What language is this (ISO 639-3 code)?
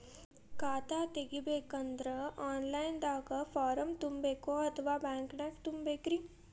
kan